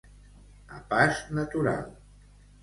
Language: Catalan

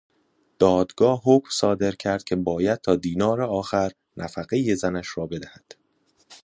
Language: Persian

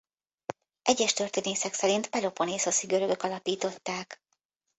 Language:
Hungarian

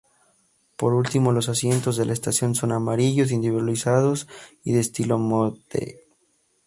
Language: Spanish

